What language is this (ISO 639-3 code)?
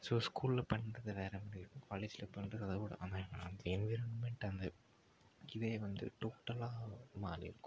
tam